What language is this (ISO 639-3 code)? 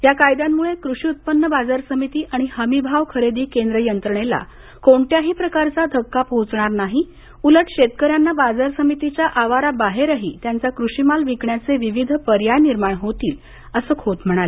mar